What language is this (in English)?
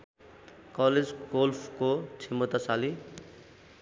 Nepali